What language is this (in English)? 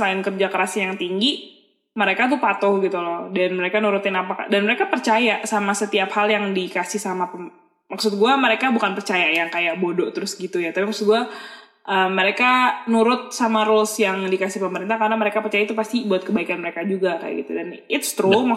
Indonesian